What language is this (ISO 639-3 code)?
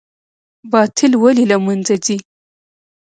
pus